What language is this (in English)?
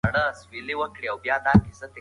Pashto